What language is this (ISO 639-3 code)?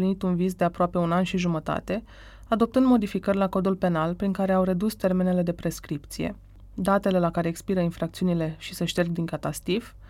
ron